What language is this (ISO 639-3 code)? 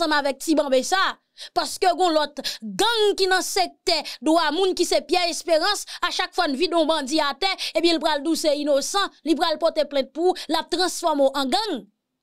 fra